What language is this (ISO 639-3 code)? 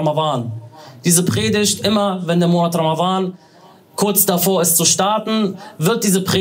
deu